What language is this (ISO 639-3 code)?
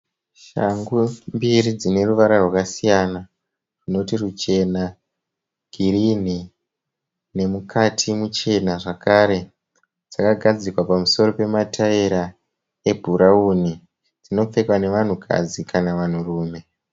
sna